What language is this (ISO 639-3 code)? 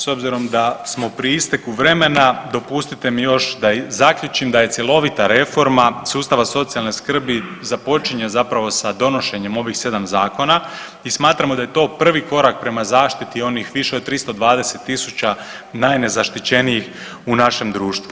hrv